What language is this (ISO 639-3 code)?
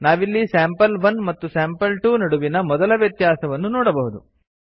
kan